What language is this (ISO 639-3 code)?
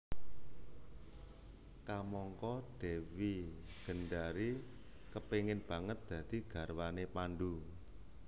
jav